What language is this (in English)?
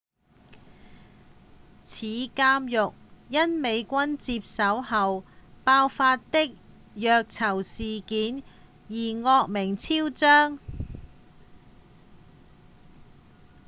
Cantonese